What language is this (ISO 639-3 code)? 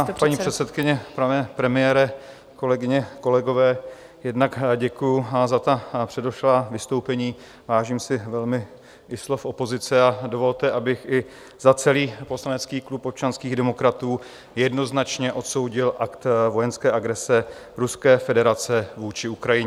ces